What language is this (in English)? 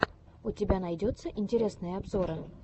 Russian